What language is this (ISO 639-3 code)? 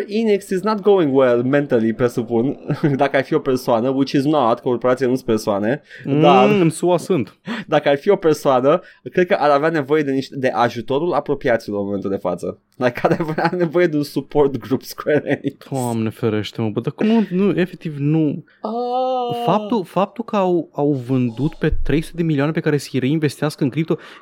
ron